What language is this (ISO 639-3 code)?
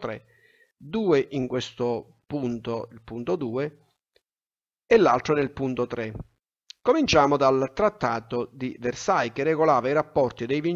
ita